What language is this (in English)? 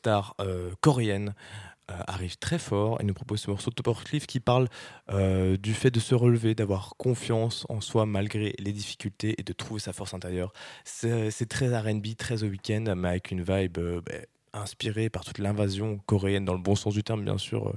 French